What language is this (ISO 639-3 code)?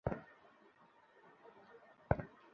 ben